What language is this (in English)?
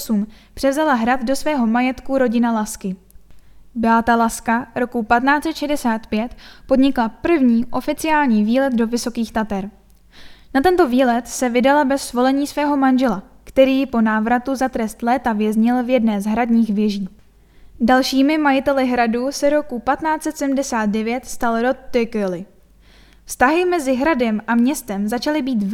Czech